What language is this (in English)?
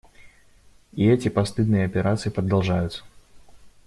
Russian